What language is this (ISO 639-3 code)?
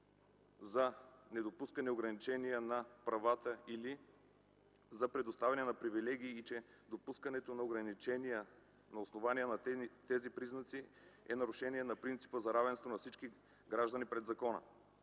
bul